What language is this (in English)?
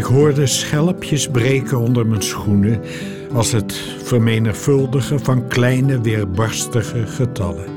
Dutch